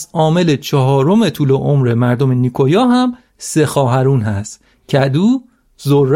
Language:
Persian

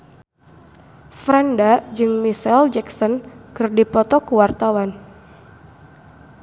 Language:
Sundanese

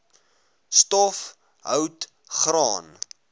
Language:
Afrikaans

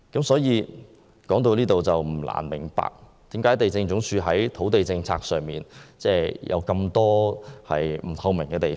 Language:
Cantonese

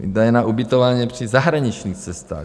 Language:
Czech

